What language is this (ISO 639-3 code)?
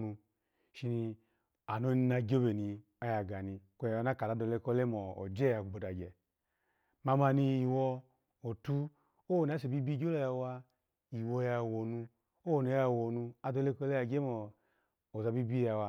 ala